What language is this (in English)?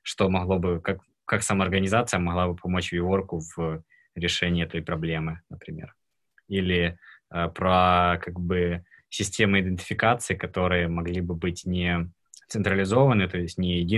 Russian